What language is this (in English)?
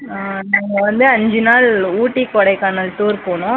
Tamil